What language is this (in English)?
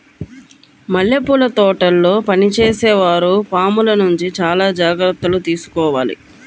Telugu